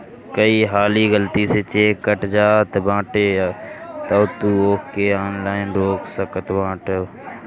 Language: Bhojpuri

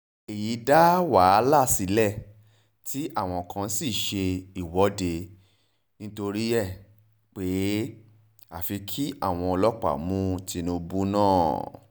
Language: Yoruba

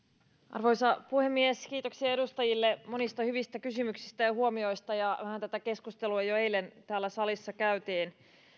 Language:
Finnish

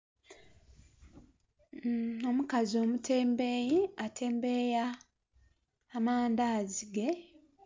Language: Soga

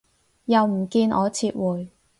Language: Cantonese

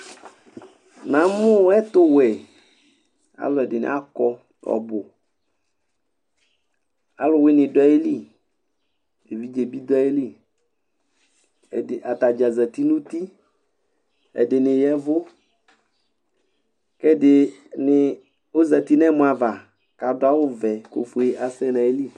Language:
Ikposo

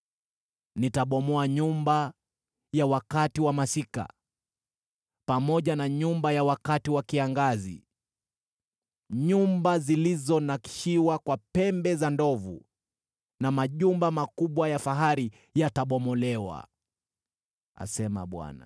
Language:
Swahili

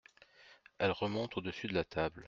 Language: French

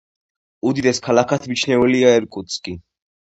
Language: Georgian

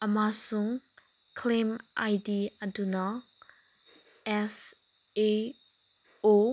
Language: Manipuri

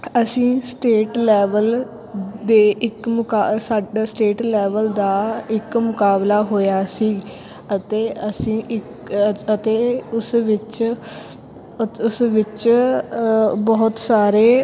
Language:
Punjabi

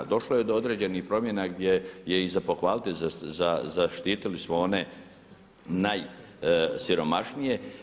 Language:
Croatian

